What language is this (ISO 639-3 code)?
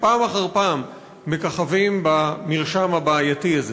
heb